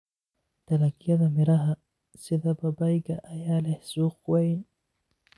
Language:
Somali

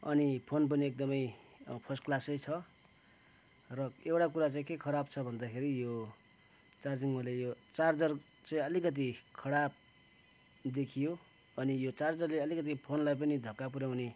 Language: Nepali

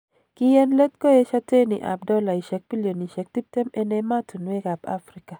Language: Kalenjin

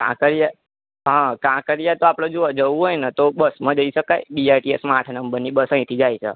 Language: Gujarati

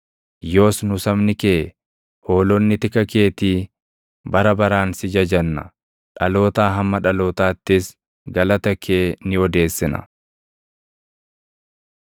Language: Oromo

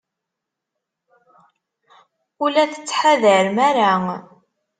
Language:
Kabyle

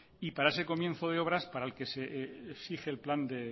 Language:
Spanish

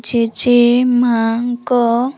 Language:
Odia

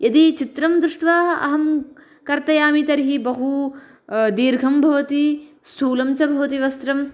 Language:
Sanskrit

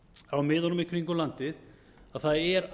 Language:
Icelandic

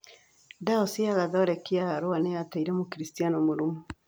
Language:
Kikuyu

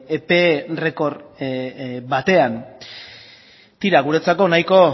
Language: Basque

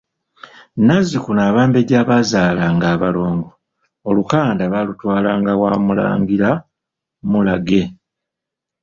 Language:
Ganda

